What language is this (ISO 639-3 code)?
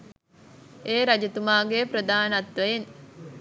sin